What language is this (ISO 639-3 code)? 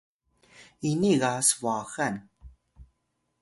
tay